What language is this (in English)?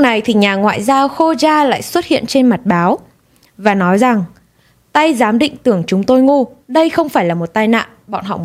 Vietnamese